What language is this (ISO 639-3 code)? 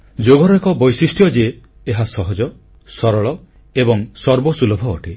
ori